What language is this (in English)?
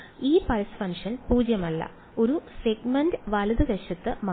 Malayalam